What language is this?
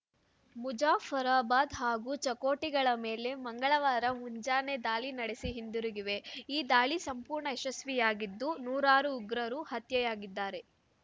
Kannada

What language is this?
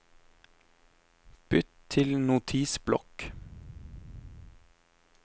Norwegian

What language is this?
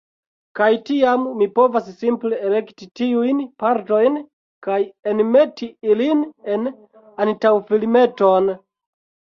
Esperanto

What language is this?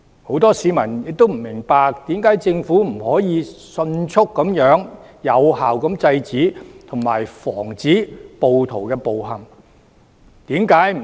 Cantonese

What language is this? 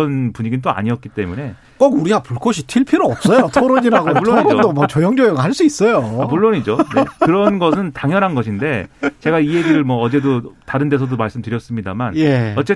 Korean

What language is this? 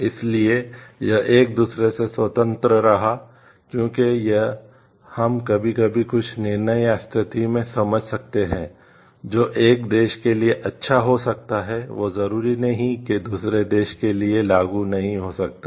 Hindi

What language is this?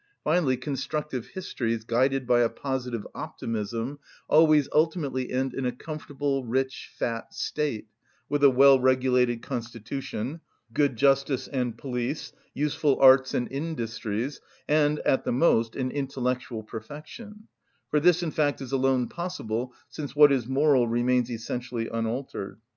English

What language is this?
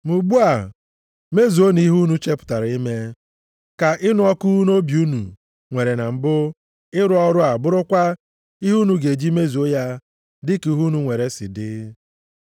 Igbo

